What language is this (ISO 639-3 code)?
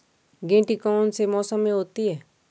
hin